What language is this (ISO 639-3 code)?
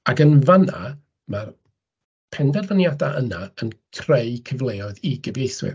cym